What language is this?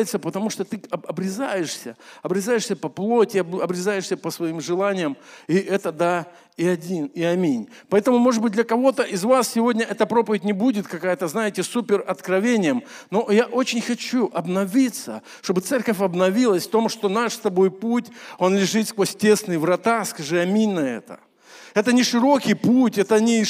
Russian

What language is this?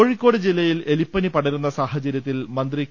Malayalam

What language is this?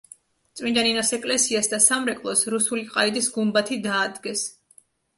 Georgian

